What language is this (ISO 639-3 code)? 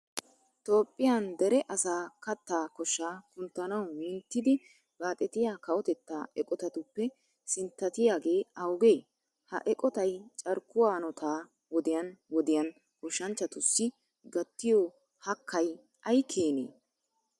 wal